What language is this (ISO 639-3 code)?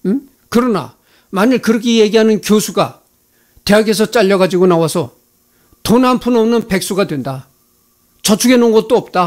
kor